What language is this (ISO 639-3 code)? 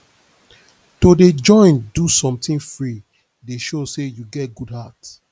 pcm